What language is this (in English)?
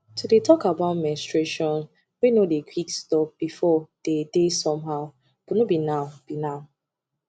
Nigerian Pidgin